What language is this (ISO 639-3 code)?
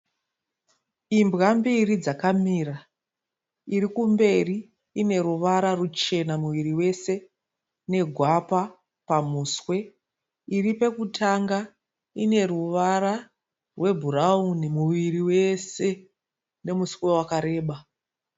sna